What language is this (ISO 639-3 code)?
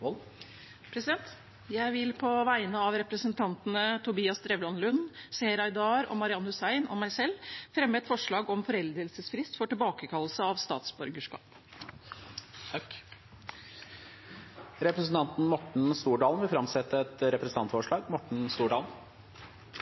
nor